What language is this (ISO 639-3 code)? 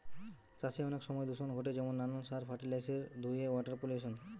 ben